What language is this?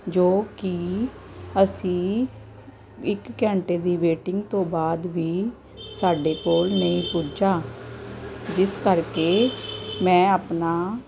Punjabi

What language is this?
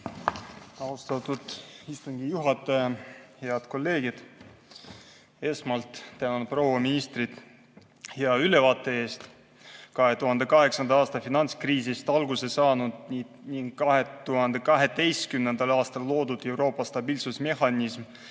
Estonian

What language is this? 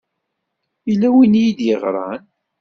Kabyle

